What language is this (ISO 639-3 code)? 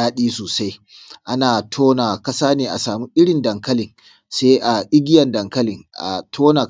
hau